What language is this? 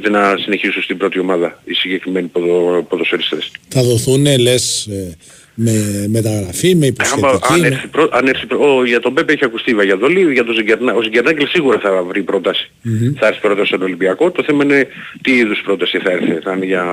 Greek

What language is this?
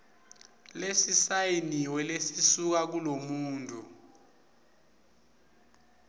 Swati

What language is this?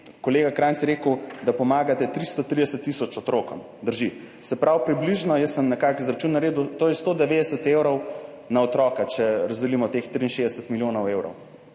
Slovenian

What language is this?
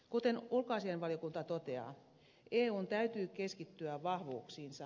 Finnish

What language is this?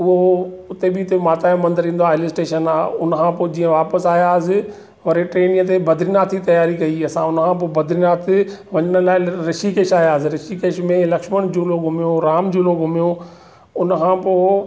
Sindhi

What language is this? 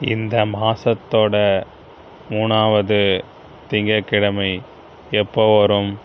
Tamil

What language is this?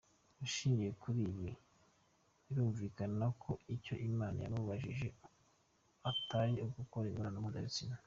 Kinyarwanda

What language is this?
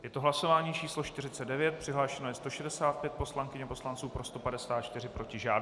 Czech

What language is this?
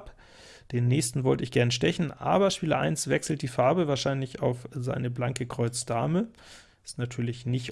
German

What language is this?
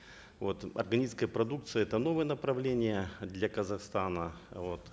Kazakh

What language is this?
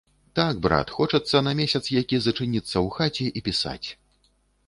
Belarusian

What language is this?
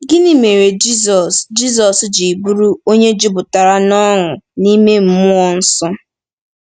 Igbo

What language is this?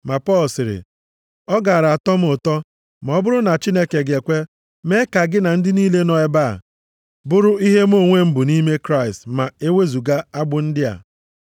Igbo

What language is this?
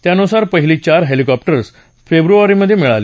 Marathi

